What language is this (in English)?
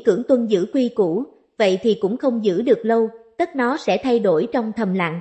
Vietnamese